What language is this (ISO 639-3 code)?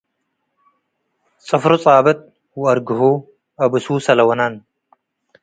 tig